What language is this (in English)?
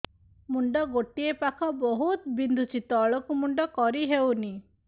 Odia